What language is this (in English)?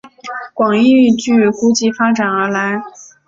Chinese